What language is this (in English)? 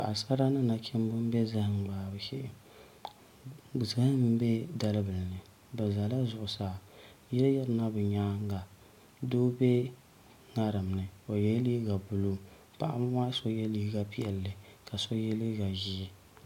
Dagbani